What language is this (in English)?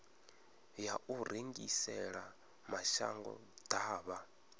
Venda